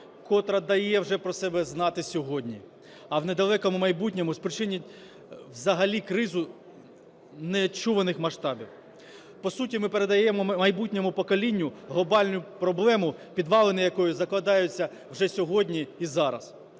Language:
Ukrainian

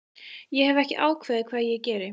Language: Icelandic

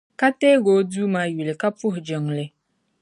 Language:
Dagbani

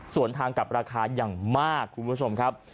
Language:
Thai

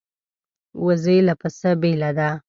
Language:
Pashto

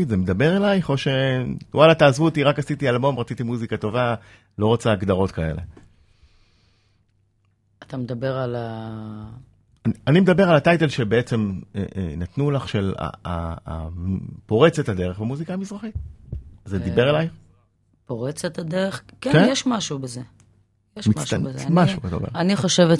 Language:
Hebrew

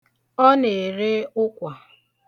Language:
Igbo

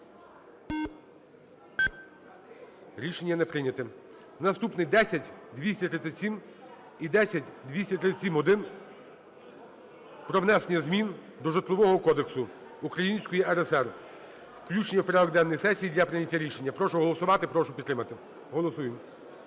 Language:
Ukrainian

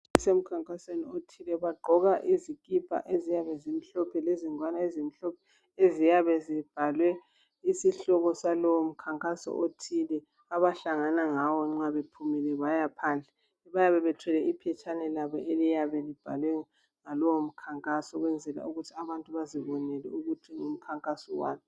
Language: North Ndebele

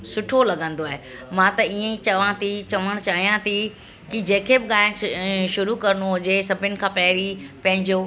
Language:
Sindhi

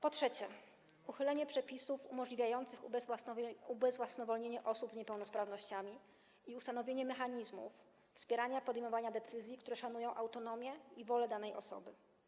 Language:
Polish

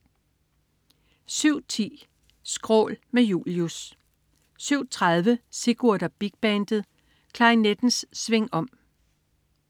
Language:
Danish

